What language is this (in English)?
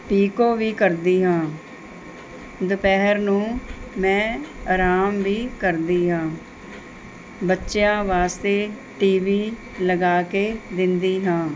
Punjabi